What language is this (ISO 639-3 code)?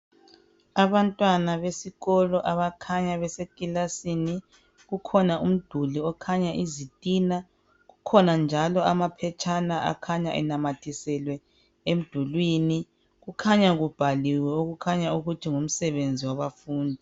nde